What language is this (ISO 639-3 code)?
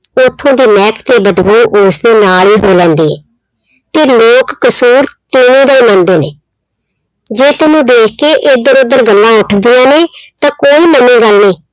pan